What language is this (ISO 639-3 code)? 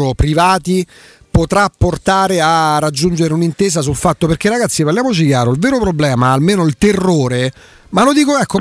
ita